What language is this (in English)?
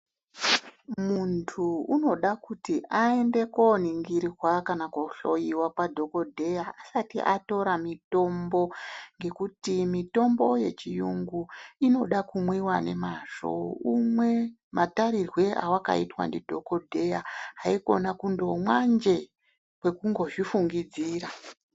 Ndau